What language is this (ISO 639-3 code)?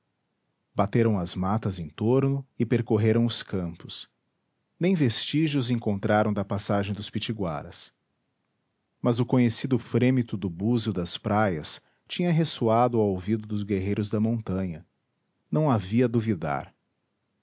por